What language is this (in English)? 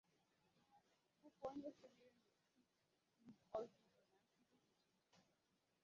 Igbo